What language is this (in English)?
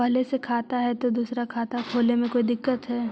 Magahi